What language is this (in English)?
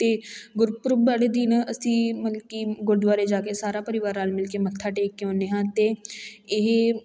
Punjabi